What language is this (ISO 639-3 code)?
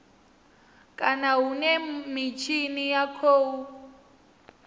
ven